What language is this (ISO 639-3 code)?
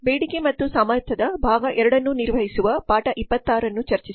kan